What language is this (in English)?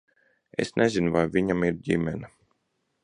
Latvian